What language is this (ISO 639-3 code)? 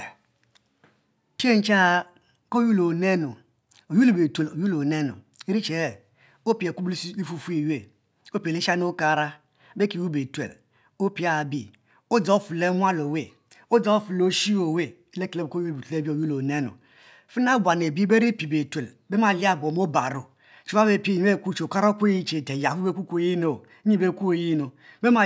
mfo